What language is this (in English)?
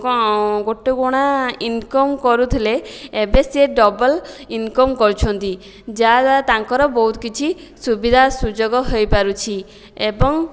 Odia